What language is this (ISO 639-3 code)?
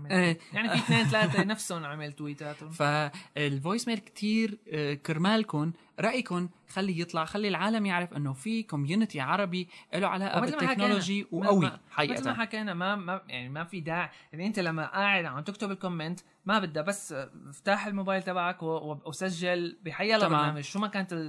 ara